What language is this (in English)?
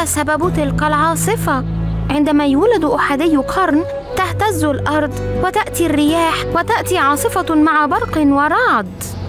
Arabic